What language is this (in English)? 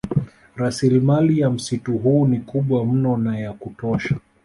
Swahili